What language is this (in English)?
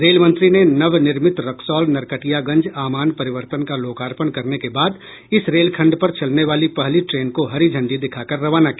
Hindi